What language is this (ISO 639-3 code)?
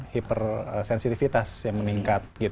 ind